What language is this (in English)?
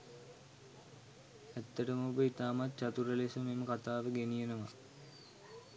Sinhala